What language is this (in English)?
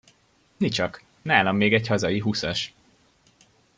Hungarian